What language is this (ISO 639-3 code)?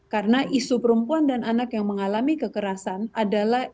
ind